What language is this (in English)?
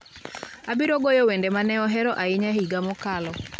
Luo (Kenya and Tanzania)